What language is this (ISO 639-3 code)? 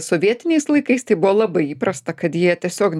lit